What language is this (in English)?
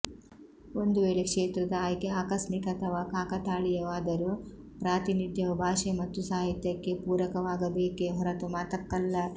Kannada